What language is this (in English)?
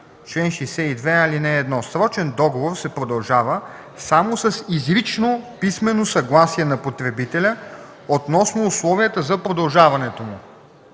Bulgarian